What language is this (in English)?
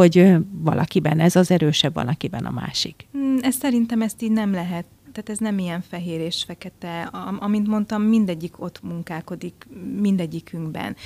Hungarian